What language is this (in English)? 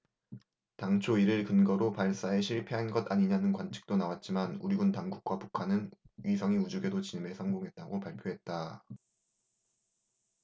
Korean